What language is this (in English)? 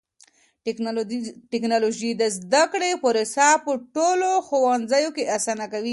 Pashto